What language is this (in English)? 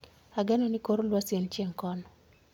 Luo (Kenya and Tanzania)